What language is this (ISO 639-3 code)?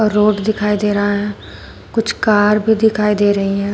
hin